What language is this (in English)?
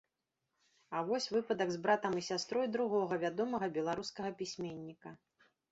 Belarusian